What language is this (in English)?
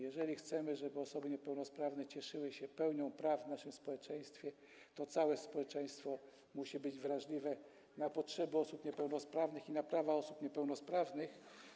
Polish